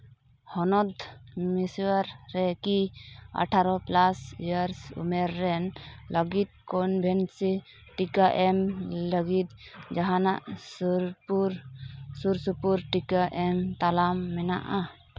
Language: Santali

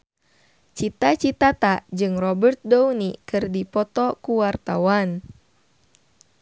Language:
Sundanese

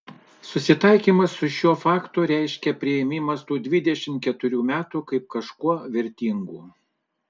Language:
Lithuanian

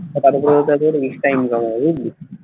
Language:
Bangla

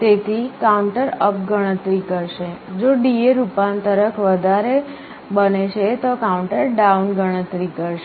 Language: Gujarati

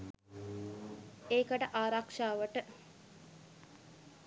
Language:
Sinhala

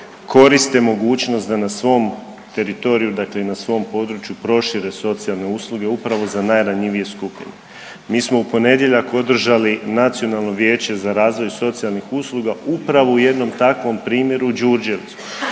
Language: Croatian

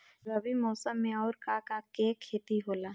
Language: Bhojpuri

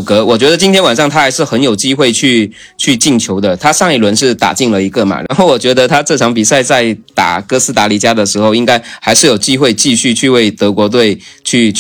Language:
Chinese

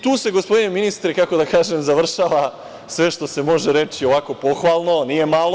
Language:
Serbian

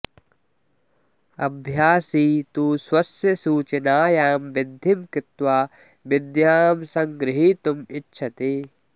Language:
Sanskrit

